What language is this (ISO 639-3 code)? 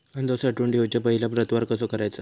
mar